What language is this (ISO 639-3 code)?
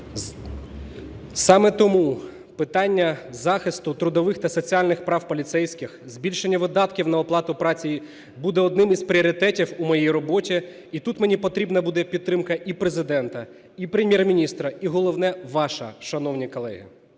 ukr